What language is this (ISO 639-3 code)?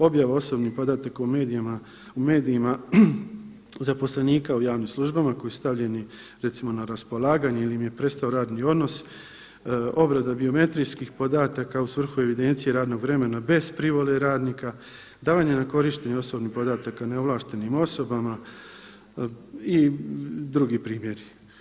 hrv